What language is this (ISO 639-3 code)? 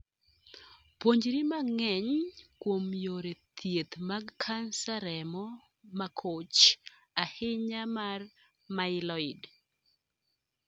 luo